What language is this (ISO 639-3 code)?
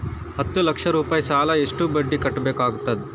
kan